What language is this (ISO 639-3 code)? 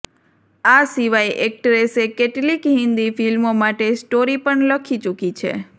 guj